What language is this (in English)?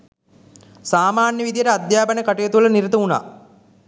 Sinhala